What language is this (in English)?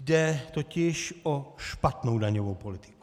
Czech